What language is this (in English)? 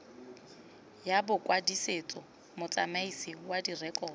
Tswana